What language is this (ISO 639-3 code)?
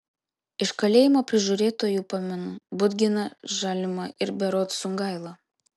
lit